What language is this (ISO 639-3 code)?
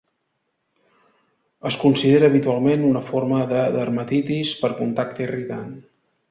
cat